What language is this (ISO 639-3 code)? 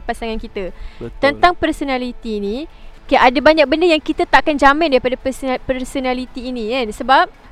msa